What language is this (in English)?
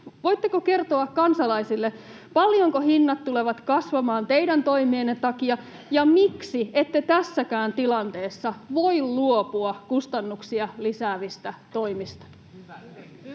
Finnish